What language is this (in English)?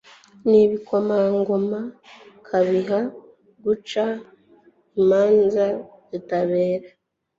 Kinyarwanda